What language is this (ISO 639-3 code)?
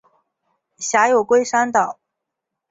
zho